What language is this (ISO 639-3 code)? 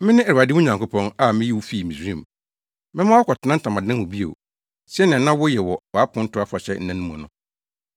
aka